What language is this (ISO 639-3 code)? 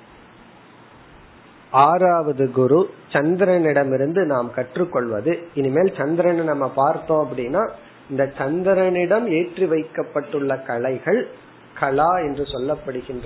tam